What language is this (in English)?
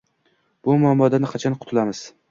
Uzbek